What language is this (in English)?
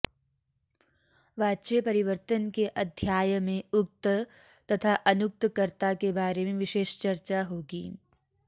Sanskrit